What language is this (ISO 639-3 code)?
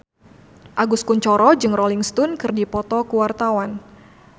sun